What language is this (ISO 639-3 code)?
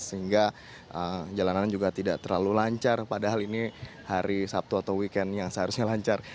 ind